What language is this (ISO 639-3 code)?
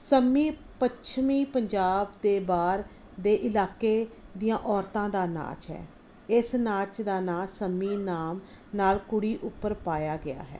pan